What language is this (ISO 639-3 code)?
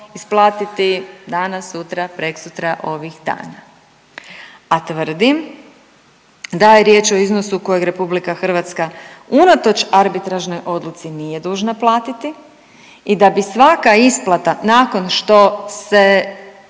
hrv